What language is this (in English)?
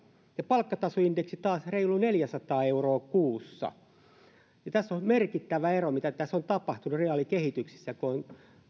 Finnish